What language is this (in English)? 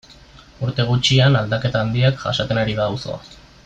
Basque